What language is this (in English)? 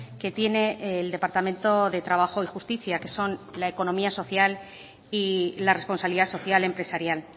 Spanish